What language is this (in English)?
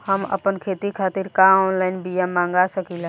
Bhojpuri